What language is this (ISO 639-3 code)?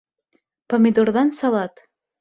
bak